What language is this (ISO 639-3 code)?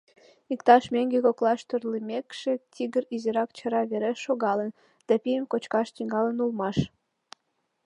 chm